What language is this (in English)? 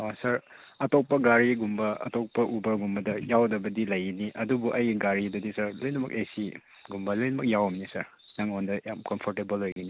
Manipuri